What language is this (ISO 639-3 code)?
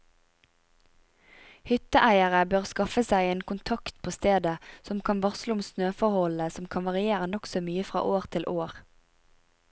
nor